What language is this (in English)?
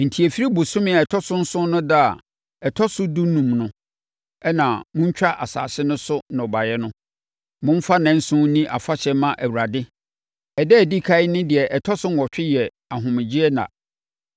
Akan